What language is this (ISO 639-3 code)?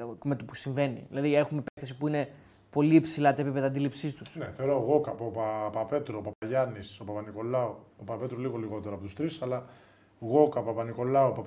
ell